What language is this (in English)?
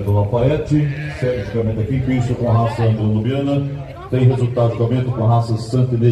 Portuguese